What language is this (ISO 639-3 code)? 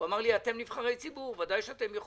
heb